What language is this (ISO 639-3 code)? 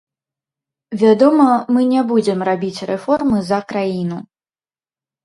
bel